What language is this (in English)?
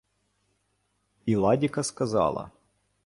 Ukrainian